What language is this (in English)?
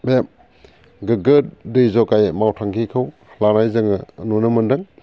Bodo